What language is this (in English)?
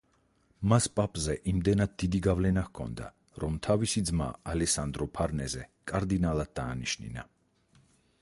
Georgian